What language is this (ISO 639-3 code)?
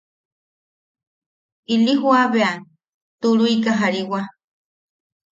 yaq